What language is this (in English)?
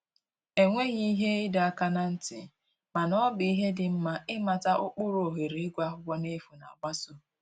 Igbo